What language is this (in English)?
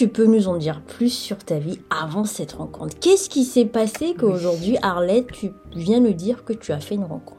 French